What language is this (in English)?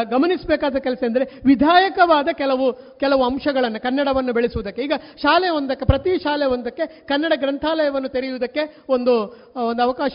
Kannada